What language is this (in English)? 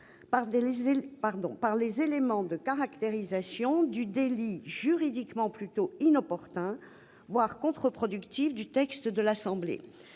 French